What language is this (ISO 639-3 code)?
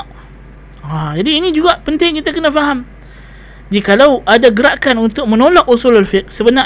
msa